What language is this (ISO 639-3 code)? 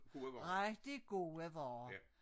dan